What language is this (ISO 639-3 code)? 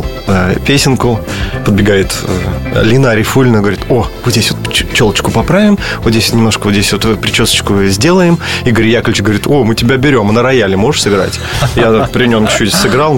rus